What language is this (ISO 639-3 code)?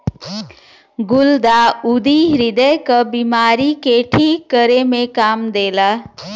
bho